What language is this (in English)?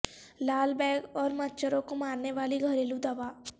Urdu